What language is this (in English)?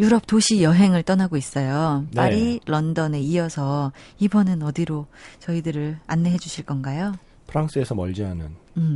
Korean